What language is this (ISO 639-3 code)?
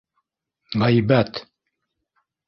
bak